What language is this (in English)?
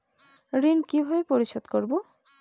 Bangla